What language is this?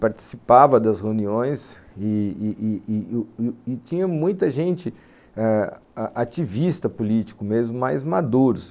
Portuguese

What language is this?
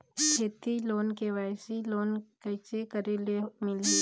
Chhattisgarhi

